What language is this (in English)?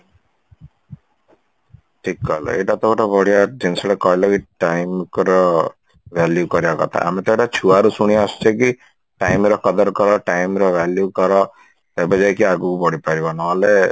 Odia